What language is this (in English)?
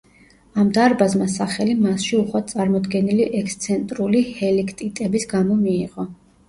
Georgian